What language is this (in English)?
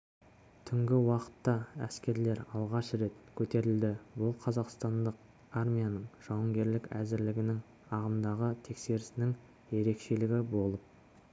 Kazakh